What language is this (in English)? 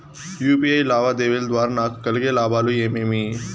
Telugu